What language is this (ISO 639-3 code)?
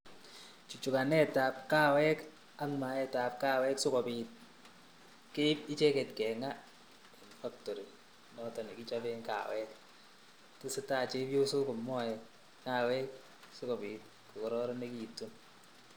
kln